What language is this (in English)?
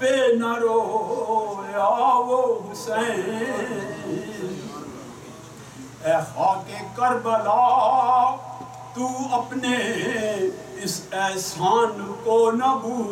Danish